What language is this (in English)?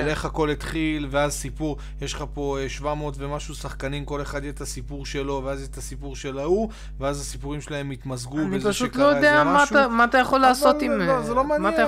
Hebrew